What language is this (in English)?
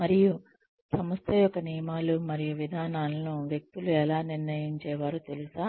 Telugu